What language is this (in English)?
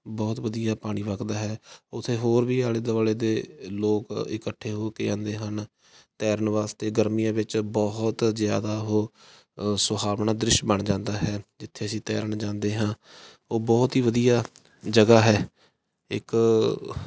Punjabi